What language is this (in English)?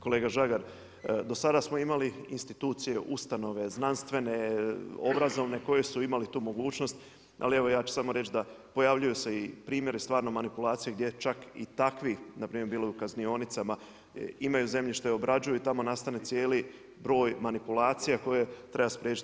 Croatian